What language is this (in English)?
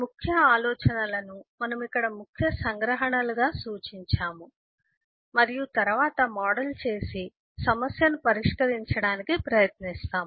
Telugu